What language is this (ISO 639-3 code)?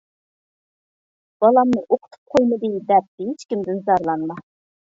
uig